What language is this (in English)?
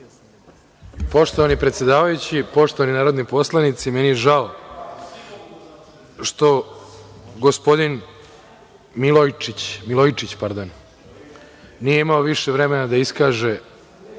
Serbian